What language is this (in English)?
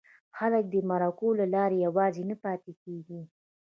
Pashto